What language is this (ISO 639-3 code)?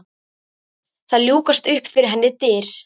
isl